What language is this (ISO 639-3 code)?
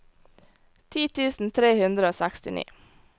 nor